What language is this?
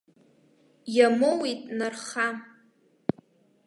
Abkhazian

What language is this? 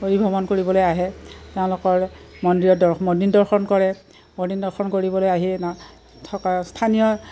Assamese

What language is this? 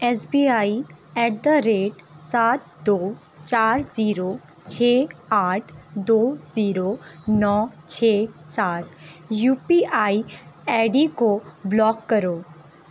Urdu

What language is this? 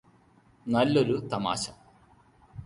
Malayalam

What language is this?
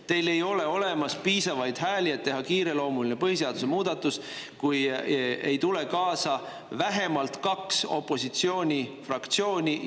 Estonian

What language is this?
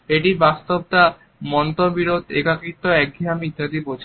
Bangla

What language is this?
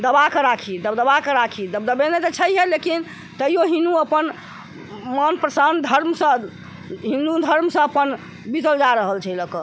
Maithili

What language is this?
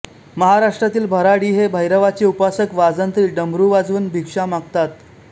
Marathi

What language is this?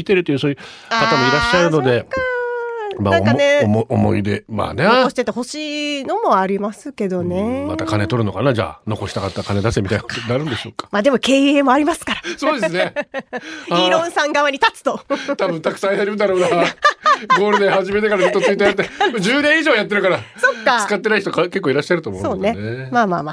Japanese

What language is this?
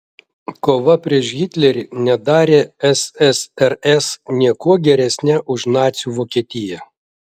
Lithuanian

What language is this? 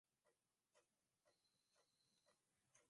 Swahili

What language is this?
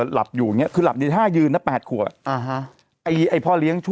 Thai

